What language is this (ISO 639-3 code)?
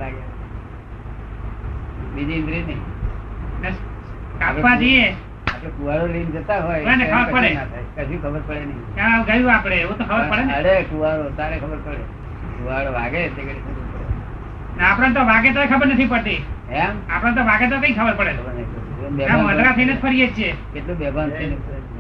guj